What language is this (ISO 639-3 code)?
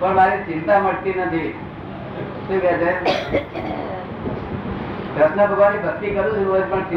guj